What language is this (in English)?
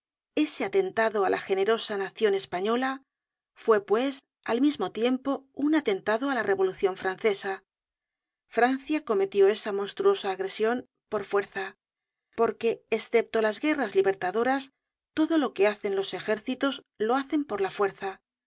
Spanish